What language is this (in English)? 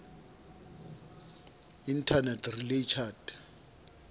Southern Sotho